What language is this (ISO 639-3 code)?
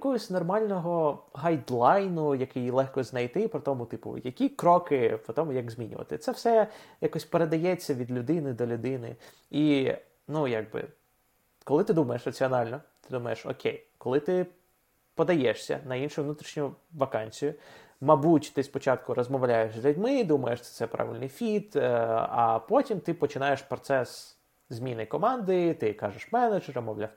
ukr